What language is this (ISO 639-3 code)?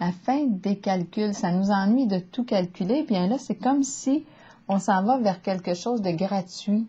fra